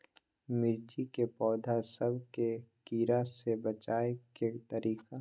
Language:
Magahi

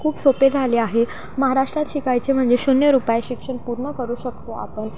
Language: Marathi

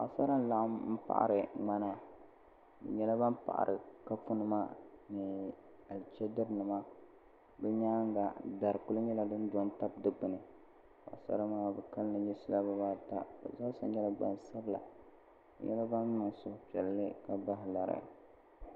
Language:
Dagbani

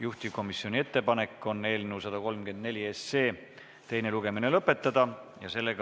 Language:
Estonian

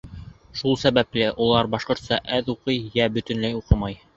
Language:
Bashkir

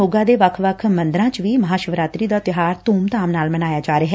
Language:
Punjabi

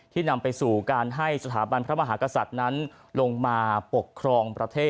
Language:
Thai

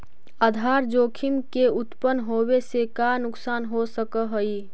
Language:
Magahi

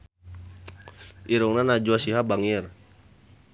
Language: Sundanese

